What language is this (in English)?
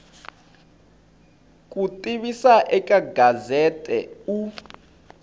Tsonga